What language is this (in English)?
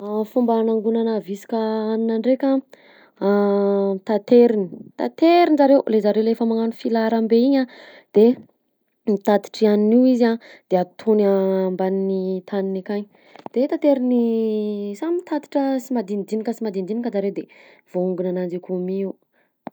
Southern Betsimisaraka Malagasy